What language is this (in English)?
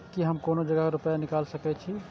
Maithili